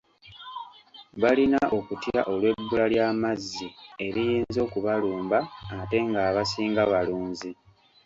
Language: Ganda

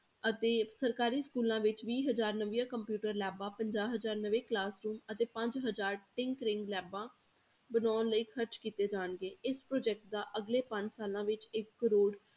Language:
Punjabi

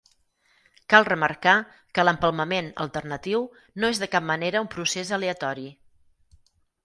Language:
Catalan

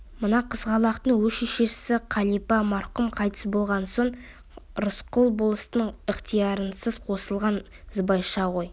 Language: Kazakh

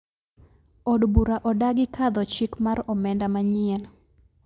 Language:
Luo (Kenya and Tanzania)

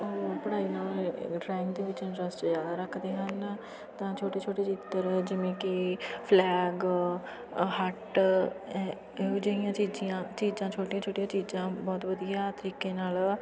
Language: Punjabi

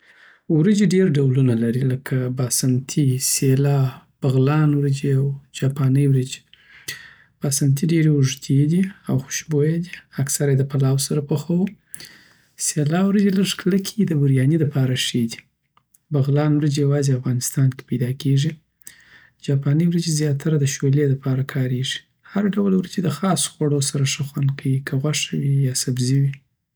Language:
Southern Pashto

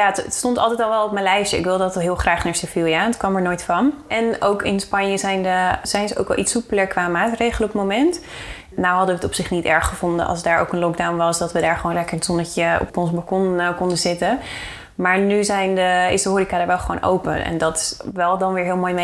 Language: Dutch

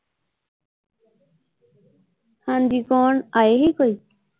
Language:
Punjabi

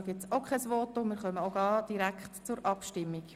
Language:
Swiss German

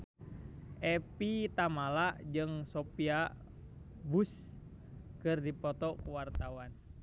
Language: Sundanese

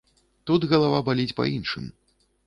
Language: Belarusian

